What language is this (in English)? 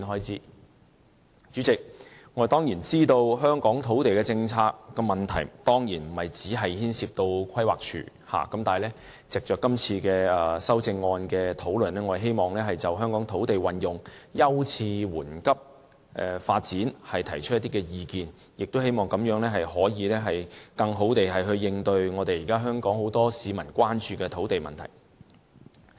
Cantonese